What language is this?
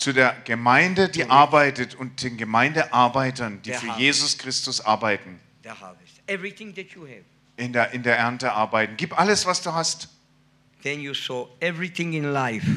German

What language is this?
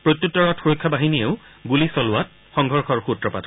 Assamese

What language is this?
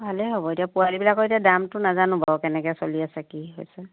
Assamese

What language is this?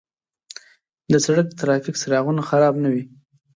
Pashto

